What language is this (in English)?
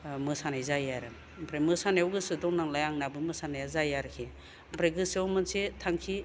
Bodo